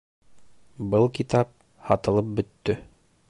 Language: Bashkir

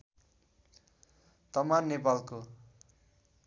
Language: Nepali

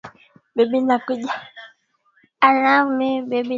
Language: Swahili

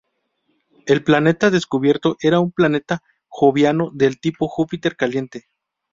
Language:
Spanish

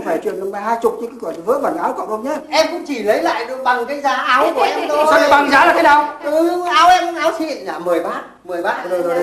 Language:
Vietnamese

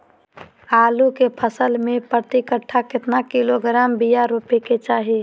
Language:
Magahi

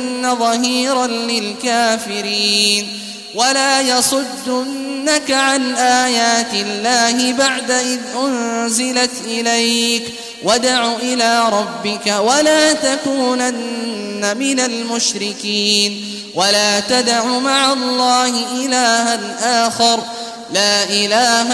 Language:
Arabic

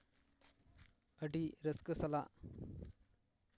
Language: Santali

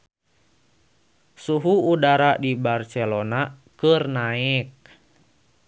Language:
Sundanese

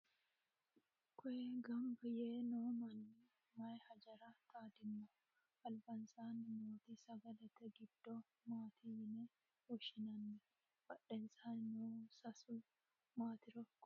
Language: Sidamo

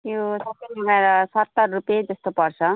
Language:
Nepali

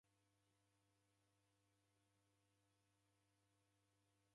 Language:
Taita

